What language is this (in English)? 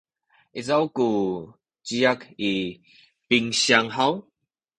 Sakizaya